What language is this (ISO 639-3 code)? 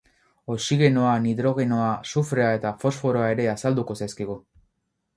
eus